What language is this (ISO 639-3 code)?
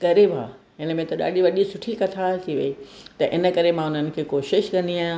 snd